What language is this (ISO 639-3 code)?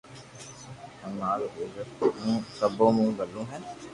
lrk